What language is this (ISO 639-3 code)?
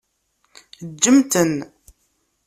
kab